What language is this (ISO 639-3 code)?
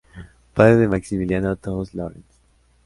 spa